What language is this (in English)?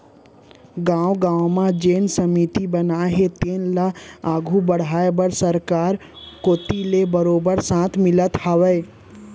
Chhattisgarhi